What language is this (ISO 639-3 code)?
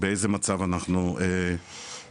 heb